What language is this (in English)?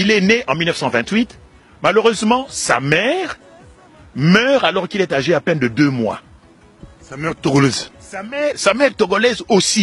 French